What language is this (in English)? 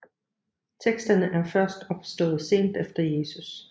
Danish